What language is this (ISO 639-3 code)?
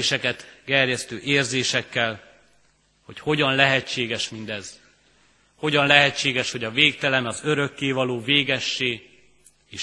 hun